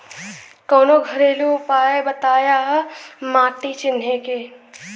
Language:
Bhojpuri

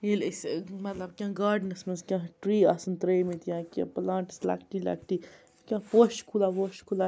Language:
Kashmiri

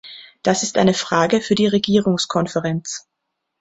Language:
German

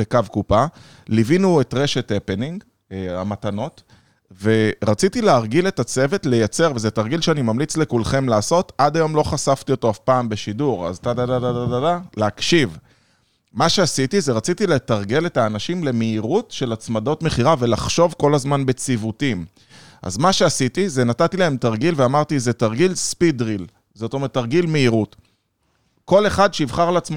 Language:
Hebrew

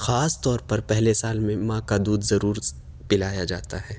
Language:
Urdu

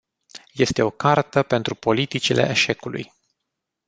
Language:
Romanian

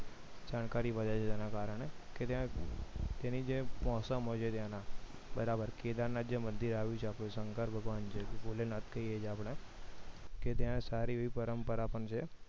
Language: Gujarati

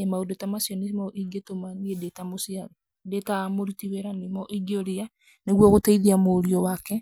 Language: Kikuyu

